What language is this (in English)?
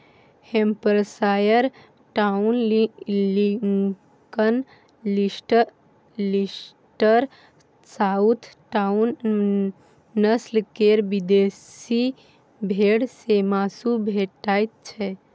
Maithili